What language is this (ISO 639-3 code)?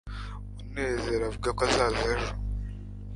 kin